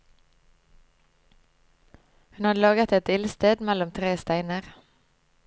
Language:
Norwegian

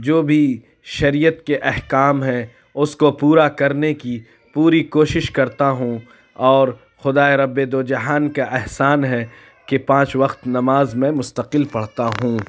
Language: Urdu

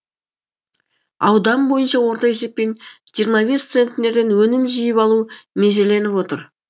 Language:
Kazakh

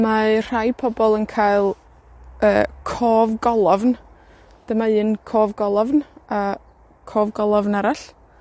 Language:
Welsh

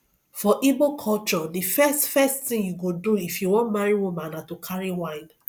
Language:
Nigerian Pidgin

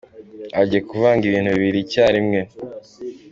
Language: Kinyarwanda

